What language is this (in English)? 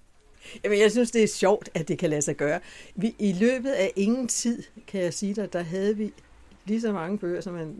Danish